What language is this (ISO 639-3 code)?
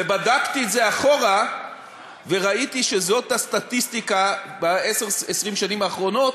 heb